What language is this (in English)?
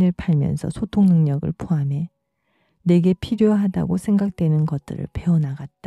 Korean